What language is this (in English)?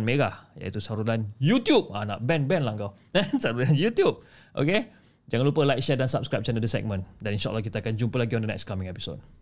Malay